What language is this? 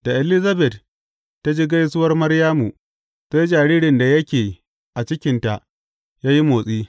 Hausa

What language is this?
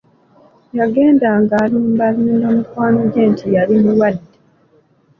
Ganda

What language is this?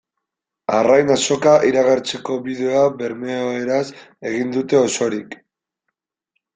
Basque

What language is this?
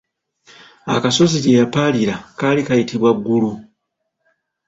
Ganda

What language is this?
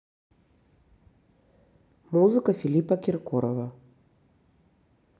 Russian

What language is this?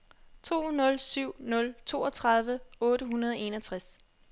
Danish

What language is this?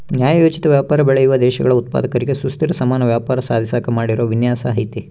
Kannada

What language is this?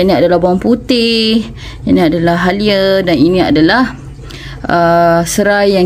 Malay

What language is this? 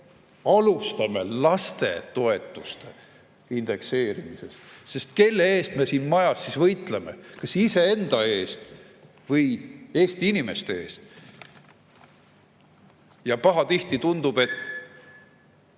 Estonian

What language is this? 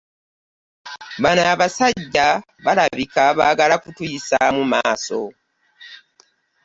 Ganda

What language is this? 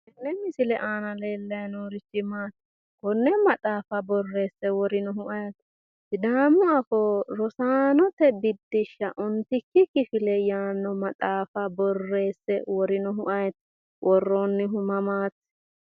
Sidamo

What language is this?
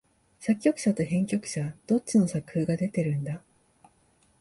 Japanese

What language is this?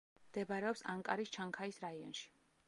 Georgian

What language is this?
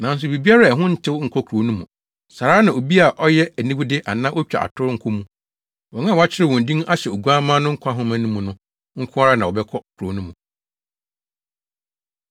Akan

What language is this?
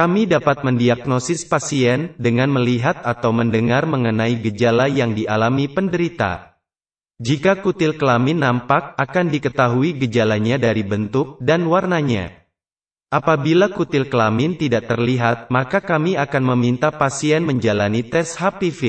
Indonesian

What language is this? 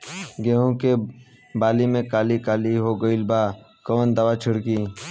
Bhojpuri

